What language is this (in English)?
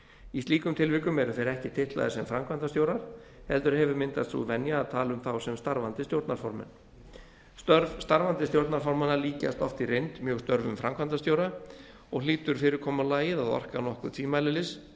Icelandic